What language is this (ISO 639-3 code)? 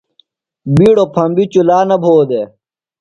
phl